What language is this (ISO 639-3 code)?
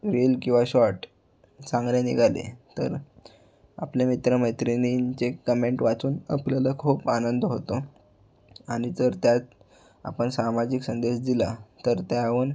mar